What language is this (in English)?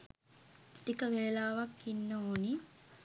Sinhala